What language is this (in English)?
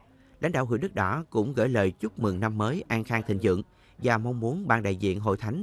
Vietnamese